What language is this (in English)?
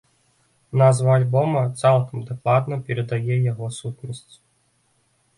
Belarusian